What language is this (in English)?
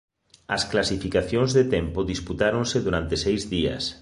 Galician